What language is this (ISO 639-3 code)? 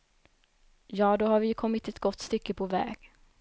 swe